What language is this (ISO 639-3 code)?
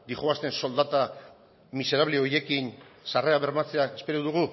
eus